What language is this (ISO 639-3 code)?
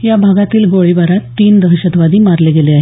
mar